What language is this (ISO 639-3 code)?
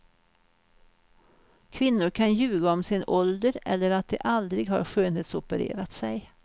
swe